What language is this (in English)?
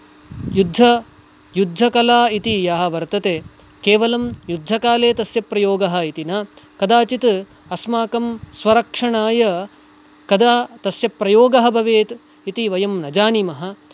Sanskrit